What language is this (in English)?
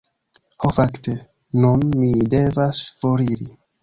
Esperanto